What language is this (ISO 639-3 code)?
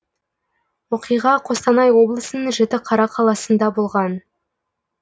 kaz